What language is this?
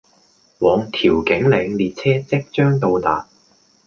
Cantonese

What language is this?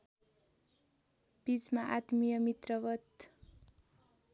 Nepali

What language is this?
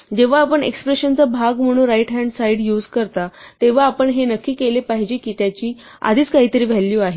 Marathi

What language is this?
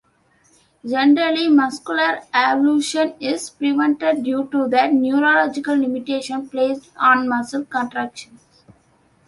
English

